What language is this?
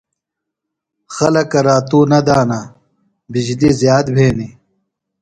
Phalura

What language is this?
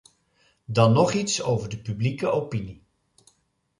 Dutch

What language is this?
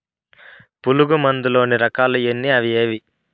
Telugu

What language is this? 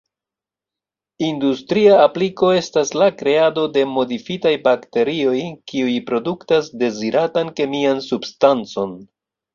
Esperanto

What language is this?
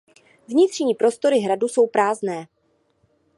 Czech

